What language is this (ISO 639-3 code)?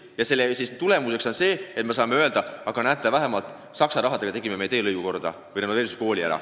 est